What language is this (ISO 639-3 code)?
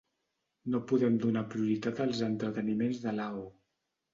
cat